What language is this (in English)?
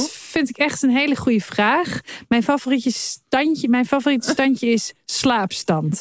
Dutch